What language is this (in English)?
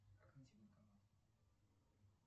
Russian